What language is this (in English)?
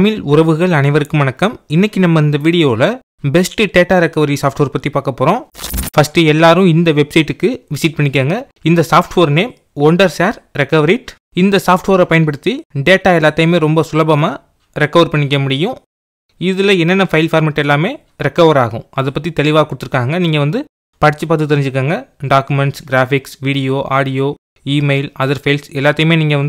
Tamil